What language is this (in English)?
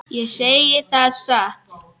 Icelandic